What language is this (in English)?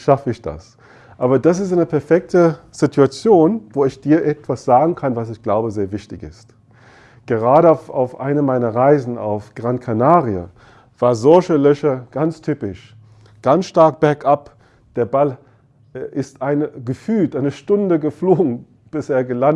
German